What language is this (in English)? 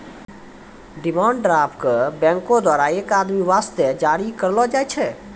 Maithili